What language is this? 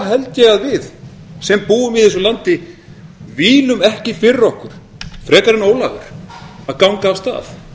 Icelandic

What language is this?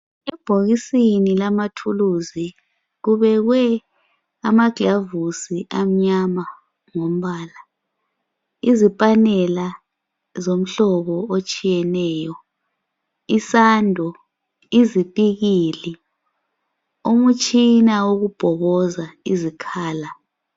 North Ndebele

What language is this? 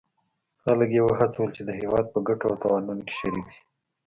Pashto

